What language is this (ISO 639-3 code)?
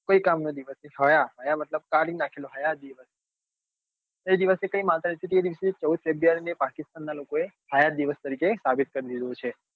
guj